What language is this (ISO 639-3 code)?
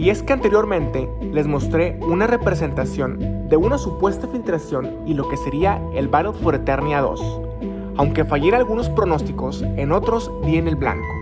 spa